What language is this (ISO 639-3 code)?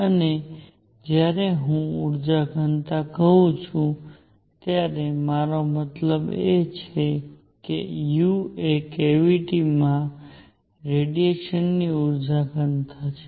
guj